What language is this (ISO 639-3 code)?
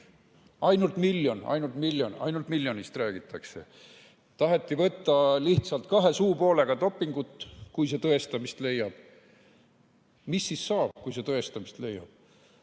est